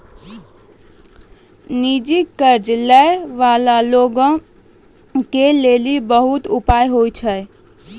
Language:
Maithili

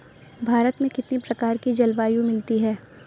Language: Hindi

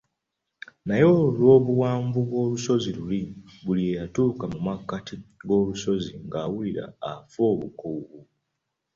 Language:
Ganda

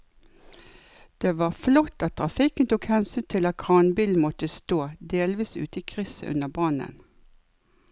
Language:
Norwegian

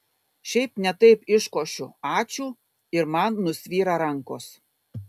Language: Lithuanian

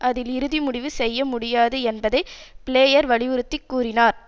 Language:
Tamil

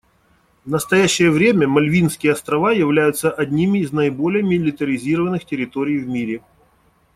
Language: Russian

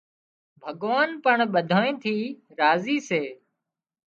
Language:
Wadiyara Koli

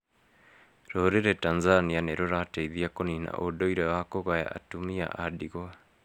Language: Kikuyu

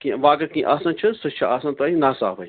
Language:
Kashmiri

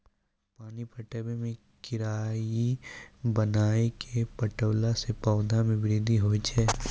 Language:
Maithili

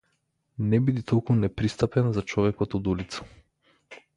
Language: Macedonian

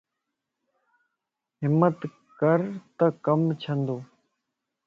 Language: Lasi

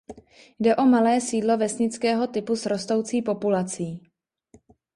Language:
Czech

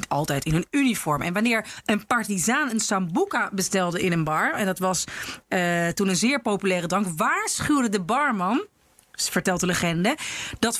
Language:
Dutch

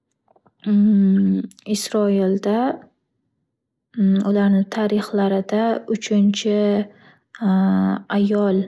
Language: Uzbek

